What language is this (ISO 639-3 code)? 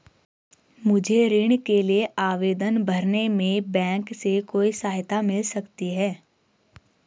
hin